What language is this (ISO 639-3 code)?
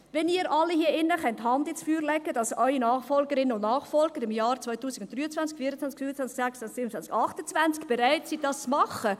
gsw